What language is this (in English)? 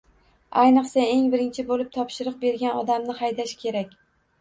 Uzbek